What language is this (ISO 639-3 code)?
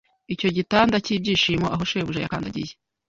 kin